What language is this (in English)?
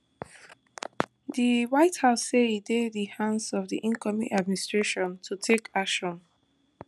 Nigerian Pidgin